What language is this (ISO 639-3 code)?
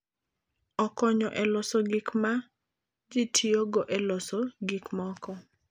luo